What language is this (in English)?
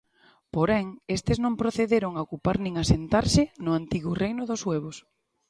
Galician